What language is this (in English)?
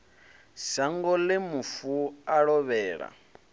Venda